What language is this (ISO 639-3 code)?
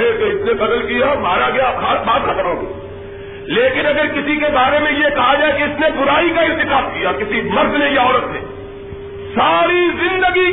urd